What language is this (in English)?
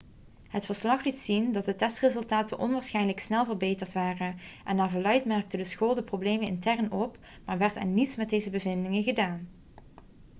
Dutch